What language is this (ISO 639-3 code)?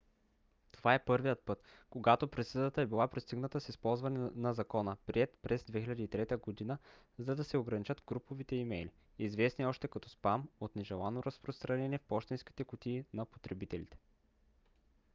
bul